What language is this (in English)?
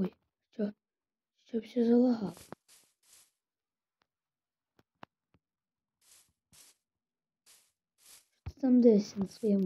Russian